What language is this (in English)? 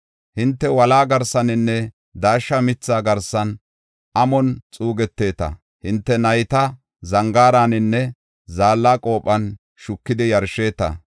Gofa